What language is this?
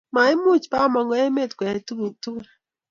Kalenjin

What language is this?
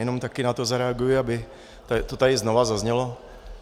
Czech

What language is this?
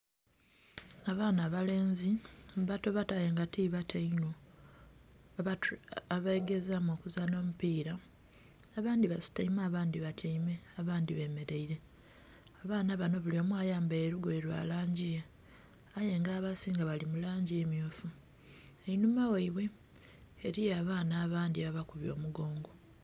Soga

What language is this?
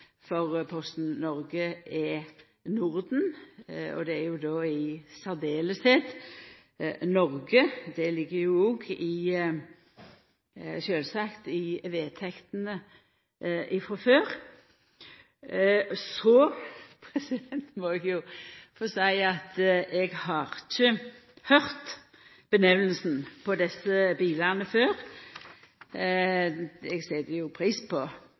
Norwegian Nynorsk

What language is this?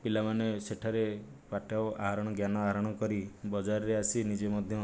Odia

